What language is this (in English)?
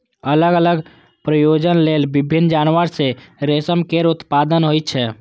Maithili